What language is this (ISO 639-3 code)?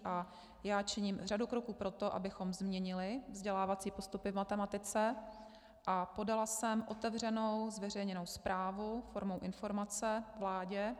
ces